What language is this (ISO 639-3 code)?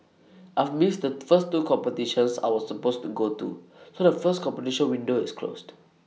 eng